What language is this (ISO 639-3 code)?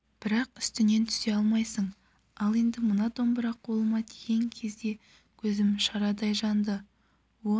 kaz